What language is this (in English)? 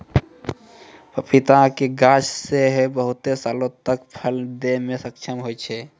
Maithili